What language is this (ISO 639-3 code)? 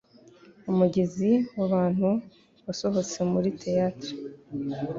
kin